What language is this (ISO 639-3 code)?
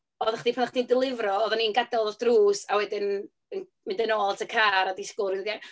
cym